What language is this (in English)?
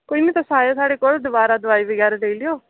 Dogri